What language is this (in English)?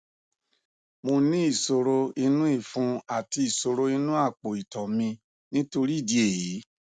Yoruba